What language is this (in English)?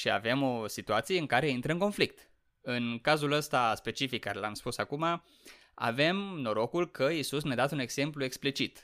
Romanian